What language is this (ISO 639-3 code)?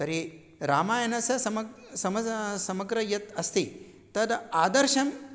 san